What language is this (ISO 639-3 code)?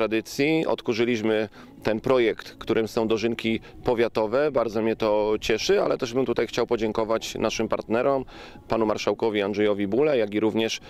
pol